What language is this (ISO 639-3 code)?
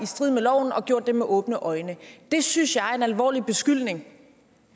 dan